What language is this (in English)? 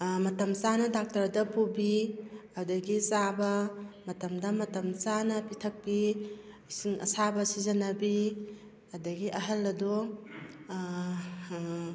Manipuri